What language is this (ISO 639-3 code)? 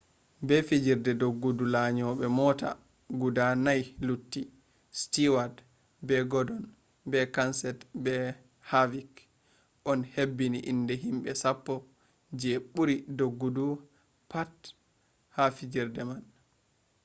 ful